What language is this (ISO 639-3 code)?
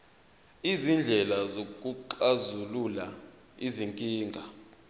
zul